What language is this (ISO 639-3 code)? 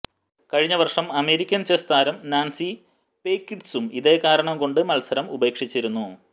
mal